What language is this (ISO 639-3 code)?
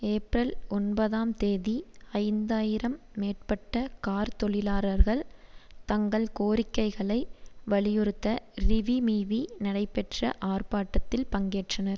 tam